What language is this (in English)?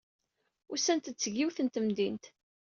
Kabyle